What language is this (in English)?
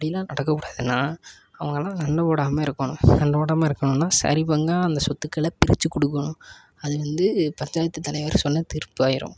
Tamil